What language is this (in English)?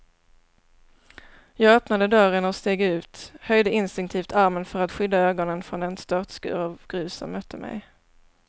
Swedish